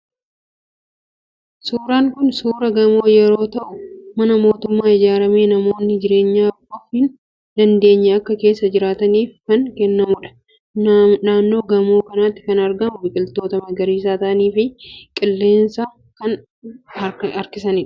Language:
Oromo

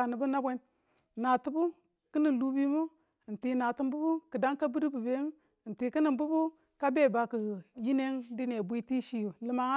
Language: Tula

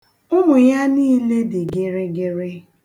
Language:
Igbo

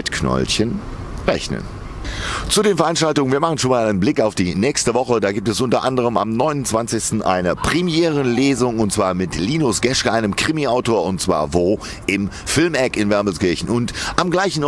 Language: German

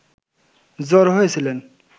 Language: Bangla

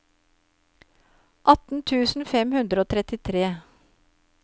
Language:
Norwegian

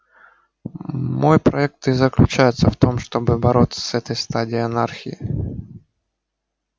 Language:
Russian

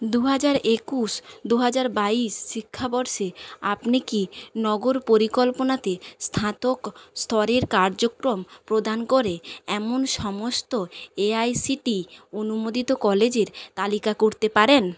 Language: Bangla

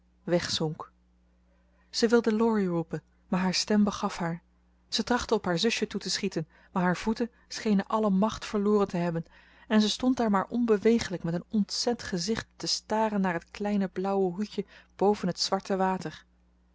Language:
Dutch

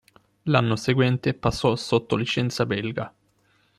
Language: Italian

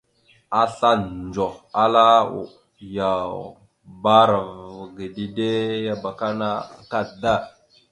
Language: Mada (Cameroon)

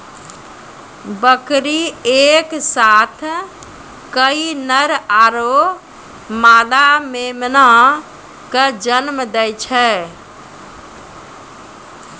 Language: Maithili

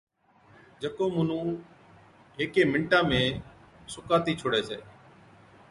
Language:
Od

